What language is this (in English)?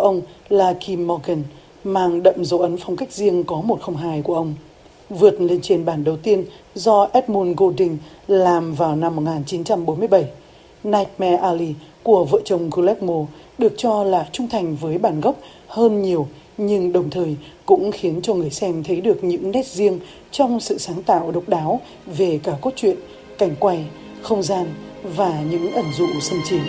Vietnamese